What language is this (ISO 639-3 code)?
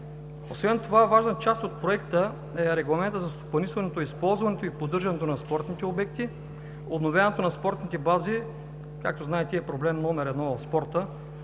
bul